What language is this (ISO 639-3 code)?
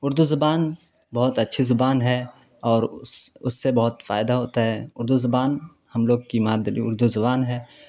urd